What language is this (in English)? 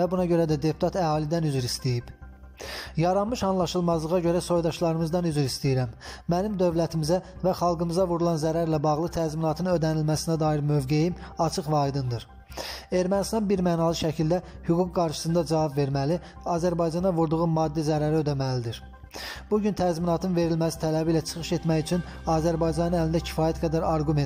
Turkish